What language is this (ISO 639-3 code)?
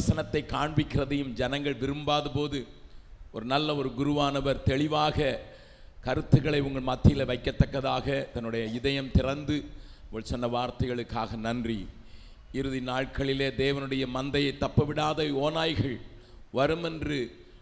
tam